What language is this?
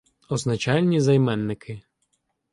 Ukrainian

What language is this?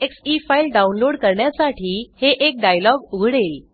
Marathi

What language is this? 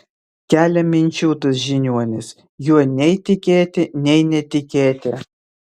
Lithuanian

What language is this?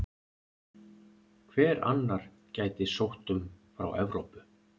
Icelandic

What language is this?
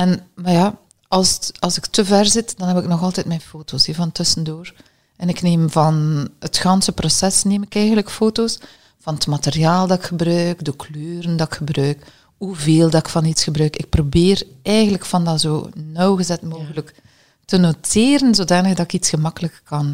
Dutch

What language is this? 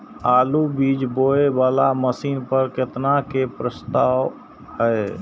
Maithili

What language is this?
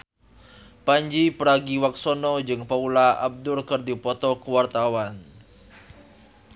Sundanese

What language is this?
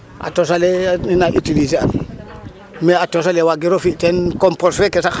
Serer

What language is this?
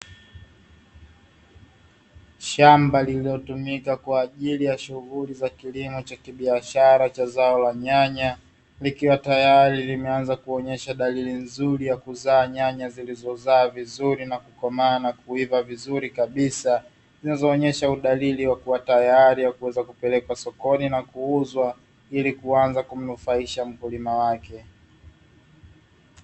Swahili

